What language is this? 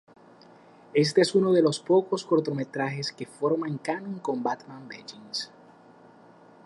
Spanish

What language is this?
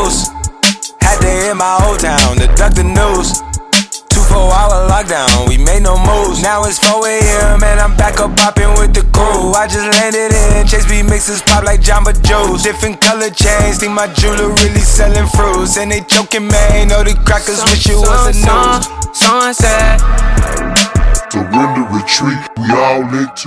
Swedish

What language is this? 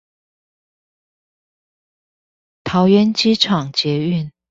Chinese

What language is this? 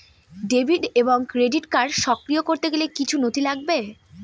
Bangla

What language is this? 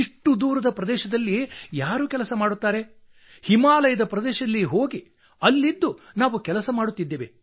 Kannada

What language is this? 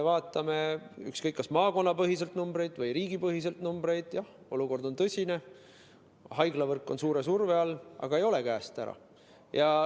Estonian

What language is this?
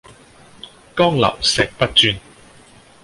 Cantonese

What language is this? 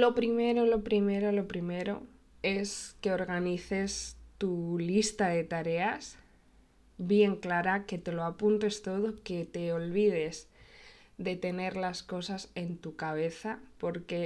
Spanish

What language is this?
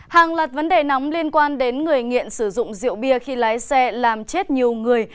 Vietnamese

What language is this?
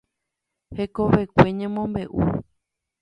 Guarani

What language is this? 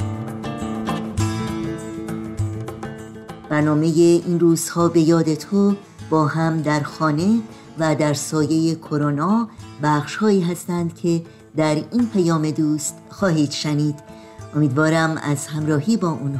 Persian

